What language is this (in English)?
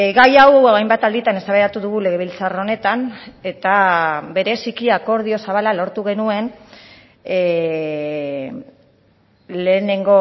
Basque